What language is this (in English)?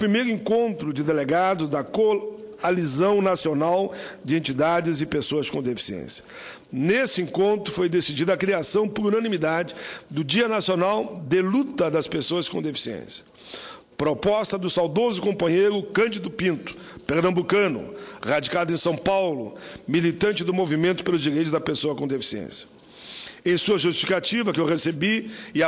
Portuguese